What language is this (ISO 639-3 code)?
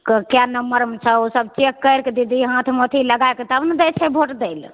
mai